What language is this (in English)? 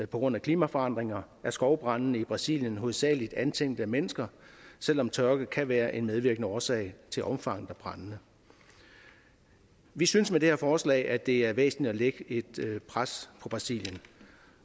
Danish